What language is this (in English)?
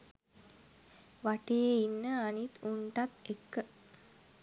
Sinhala